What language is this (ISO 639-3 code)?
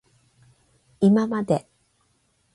jpn